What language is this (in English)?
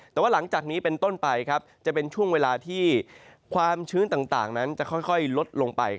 Thai